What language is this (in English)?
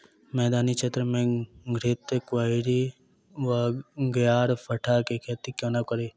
Maithili